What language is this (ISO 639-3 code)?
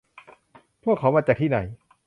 tha